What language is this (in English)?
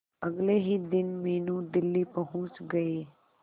Hindi